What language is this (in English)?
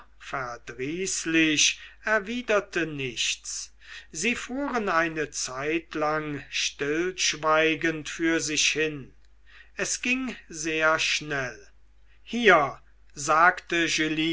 German